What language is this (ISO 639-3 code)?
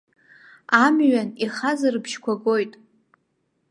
abk